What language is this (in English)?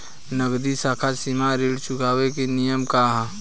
Bhojpuri